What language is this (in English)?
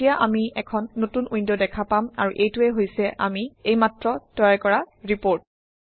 Assamese